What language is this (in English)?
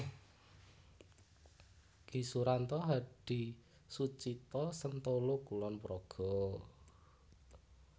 Javanese